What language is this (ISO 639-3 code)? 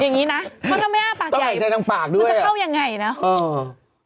tha